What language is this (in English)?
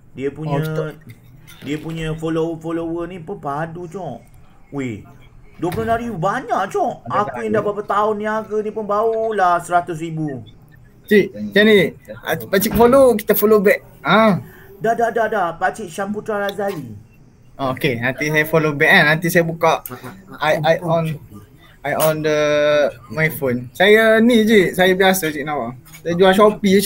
Malay